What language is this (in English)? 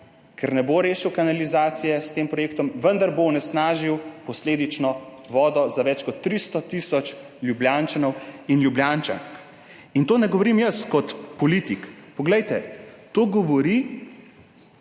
Slovenian